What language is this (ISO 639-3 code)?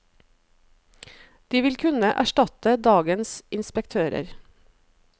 nor